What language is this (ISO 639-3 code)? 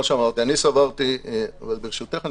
heb